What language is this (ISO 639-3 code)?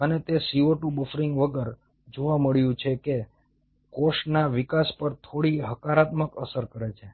guj